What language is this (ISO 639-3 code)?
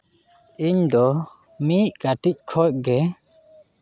sat